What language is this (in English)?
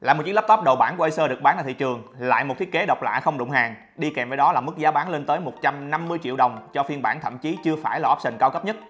Vietnamese